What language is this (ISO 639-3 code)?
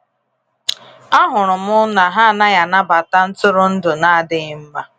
ibo